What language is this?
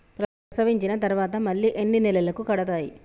Telugu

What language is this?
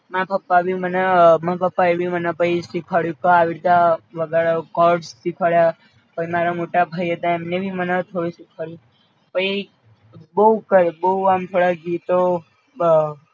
Gujarati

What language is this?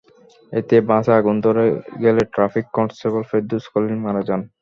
Bangla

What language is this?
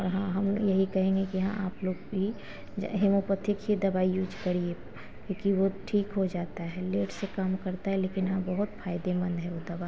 Hindi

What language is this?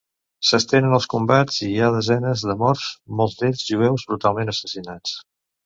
Catalan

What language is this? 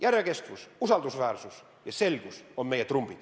Estonian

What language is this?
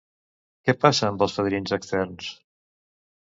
Catalan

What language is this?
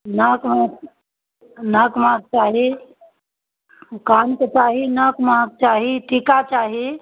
Maithili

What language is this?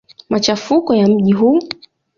Swahili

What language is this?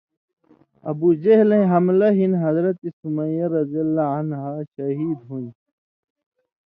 Indus Kohistani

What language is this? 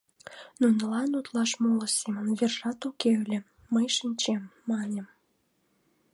Mari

